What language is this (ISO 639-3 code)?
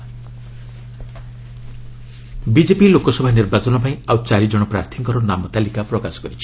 ori